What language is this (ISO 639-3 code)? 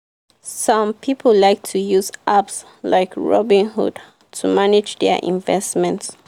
pcm